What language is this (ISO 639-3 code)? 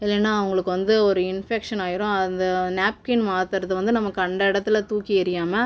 tam